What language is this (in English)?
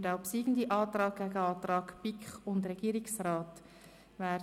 Swiss German